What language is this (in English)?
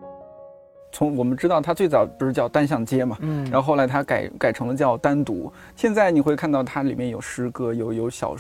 Chinese